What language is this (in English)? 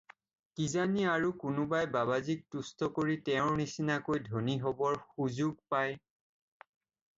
Assamese